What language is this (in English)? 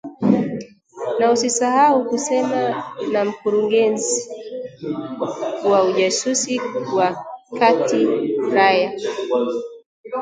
Swahili